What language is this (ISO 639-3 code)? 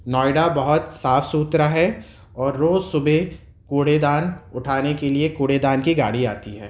urd